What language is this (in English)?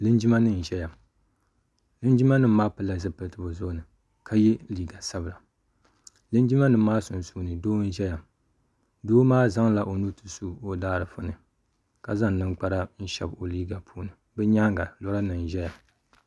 Dagbani